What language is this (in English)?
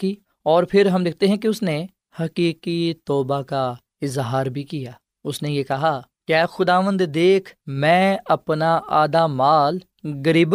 Urdu